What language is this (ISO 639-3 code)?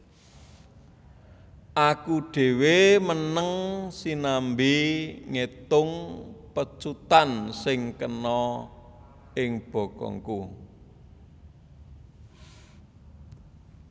jav